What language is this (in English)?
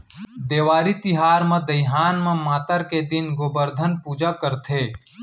Chhattisgarhi